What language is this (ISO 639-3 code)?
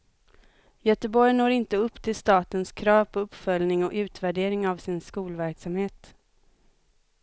swe